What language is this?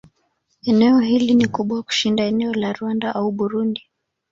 Swahili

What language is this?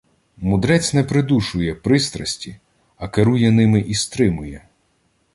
Ukrainian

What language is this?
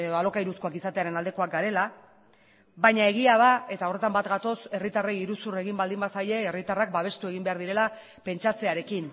Basque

